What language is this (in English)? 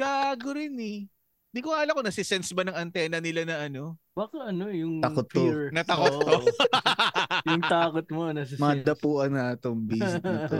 Filipino